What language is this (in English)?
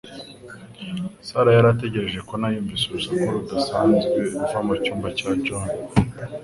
Kinyarwanda